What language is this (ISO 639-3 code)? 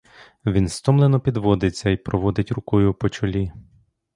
ukr